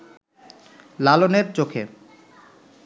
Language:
Bangla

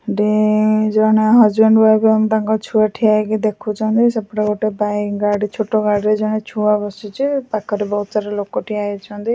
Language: Odia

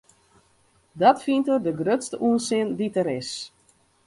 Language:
Western Frisian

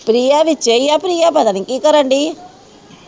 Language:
Punjabi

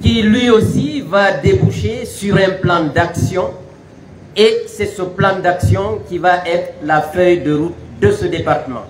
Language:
French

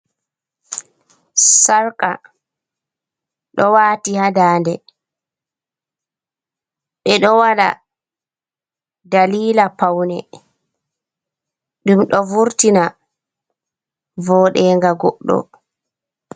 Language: Fula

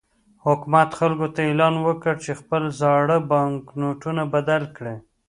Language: Pashto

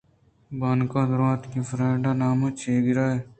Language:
Eastern Balochi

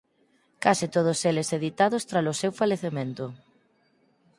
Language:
Galician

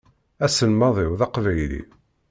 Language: Kabyle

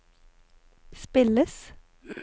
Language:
Norwegian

